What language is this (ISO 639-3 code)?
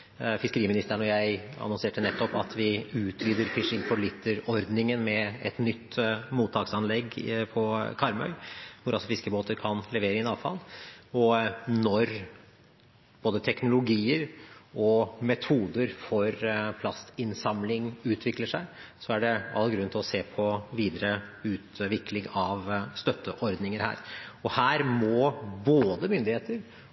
nob